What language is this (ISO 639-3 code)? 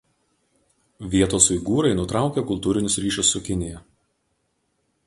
lit